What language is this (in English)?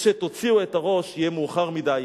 Hebrew